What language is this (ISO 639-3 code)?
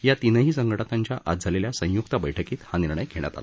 mar